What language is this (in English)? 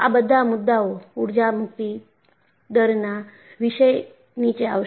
Gujarati